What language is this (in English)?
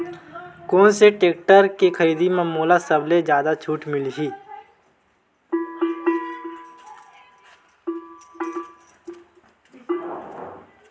Chhattisgarhi